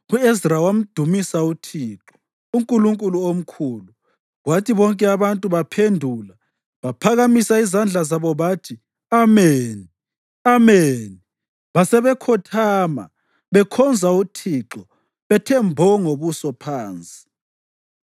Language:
North Ndebele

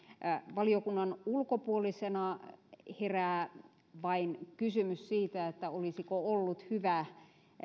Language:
Finnish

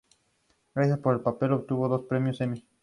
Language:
Spanish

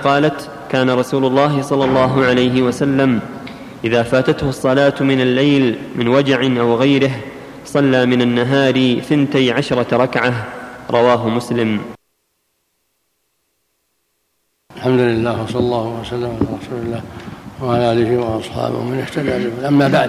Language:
Arabic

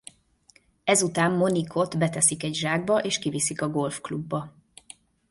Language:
Hungarian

